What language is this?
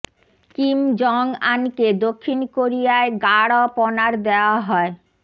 Bangla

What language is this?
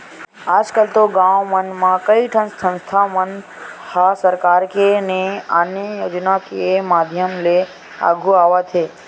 Chhattisgarhi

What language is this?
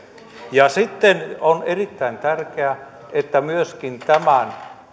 Finnish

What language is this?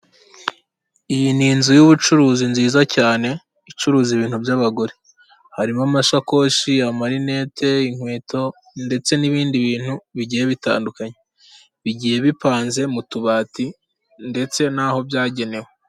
Kinyarwanda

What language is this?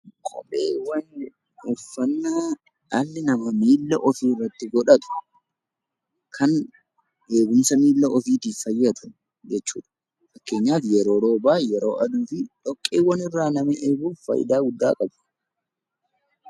Oromo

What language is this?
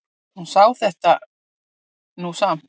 Icelandic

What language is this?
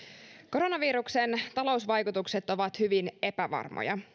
Finnish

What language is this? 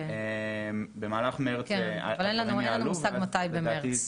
Hebrew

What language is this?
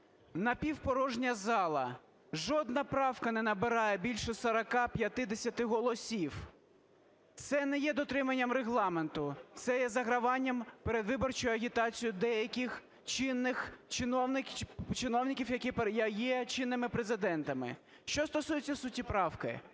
Ukrainian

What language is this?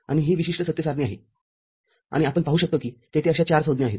Marathi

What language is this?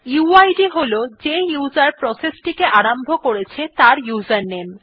Bangla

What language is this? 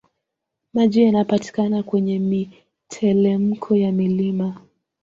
Swahili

